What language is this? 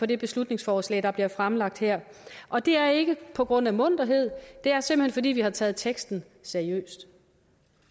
Danish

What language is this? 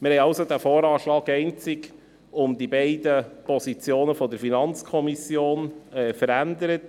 Swiss German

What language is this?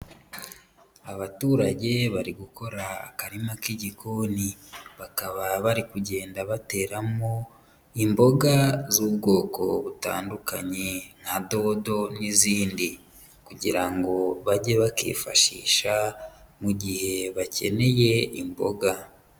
Kinyarwanda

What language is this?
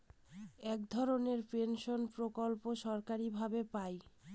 Bangla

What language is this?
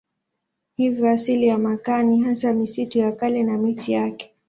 Swahili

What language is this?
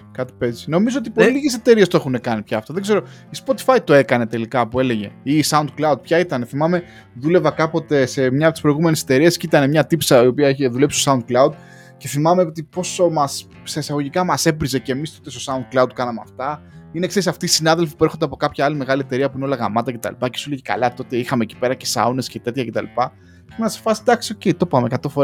Greek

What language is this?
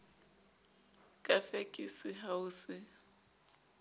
Southern Sotho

